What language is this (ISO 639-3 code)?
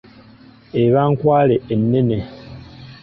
lug